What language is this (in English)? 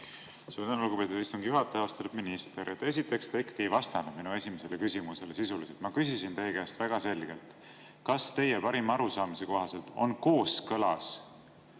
Estonian